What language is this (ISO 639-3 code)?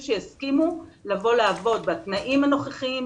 heb